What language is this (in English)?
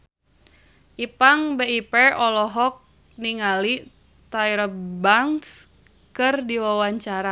Sundanese